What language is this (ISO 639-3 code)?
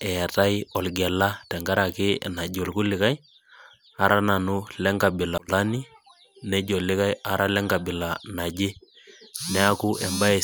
mas